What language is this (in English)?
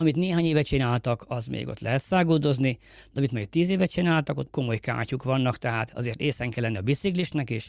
Hungarian